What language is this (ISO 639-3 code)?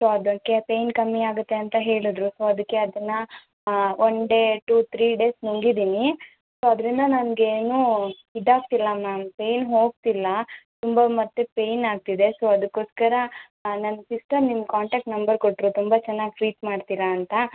kan